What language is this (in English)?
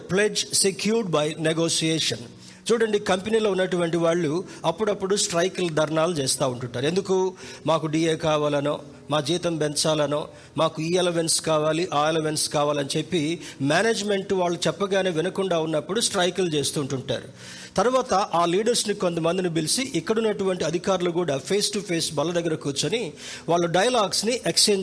Telugu